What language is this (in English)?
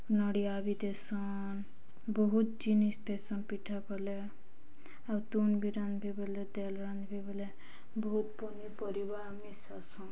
Odia